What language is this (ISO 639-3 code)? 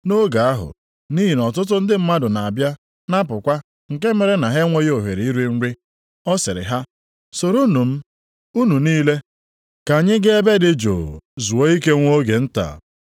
ibo